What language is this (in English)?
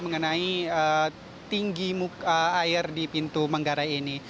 Indonesian